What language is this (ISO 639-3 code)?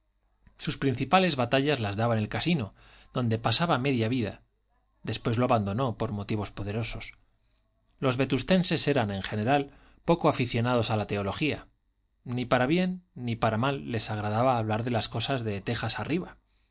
spa